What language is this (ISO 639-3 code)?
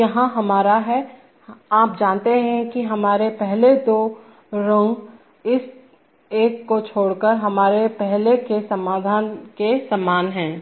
hin